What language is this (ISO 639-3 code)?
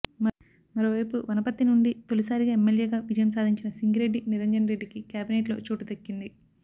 tel